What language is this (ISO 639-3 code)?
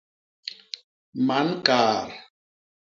bas